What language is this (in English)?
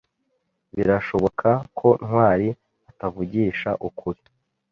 Kinyarwanda